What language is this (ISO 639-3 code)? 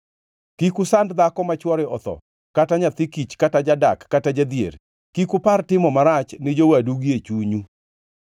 luo